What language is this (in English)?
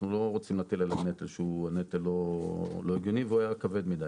Hebrew